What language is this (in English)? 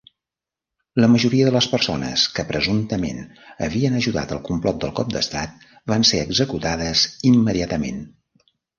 Catalan